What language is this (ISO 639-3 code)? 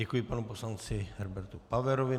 ces